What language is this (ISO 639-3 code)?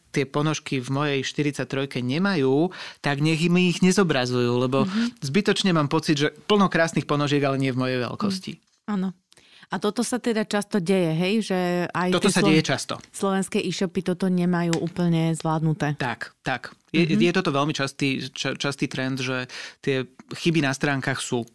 slk